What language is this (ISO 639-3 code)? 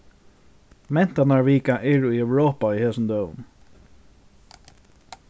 fao